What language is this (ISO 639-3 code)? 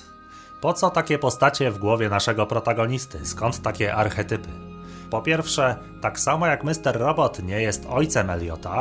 pol